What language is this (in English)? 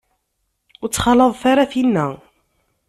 Kabyle